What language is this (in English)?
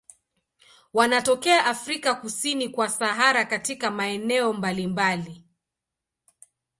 Swahili